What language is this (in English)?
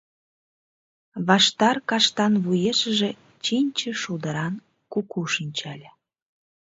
Mari